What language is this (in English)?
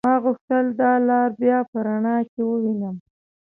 Pashto